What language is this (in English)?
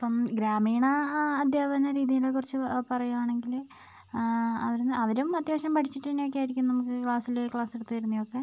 Malayalam